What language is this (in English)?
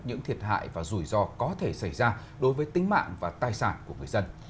Vietnamese